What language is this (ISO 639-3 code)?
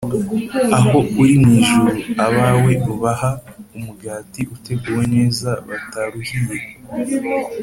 kin